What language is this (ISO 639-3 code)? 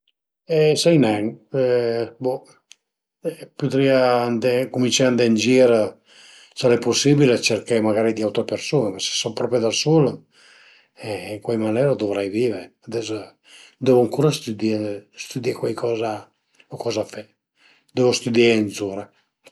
pms